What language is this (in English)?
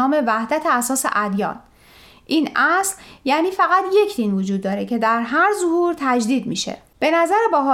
Persian